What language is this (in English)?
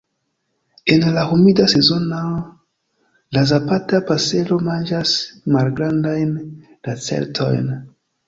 Esperanto